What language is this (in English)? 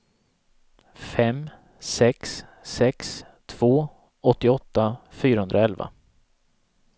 Swedish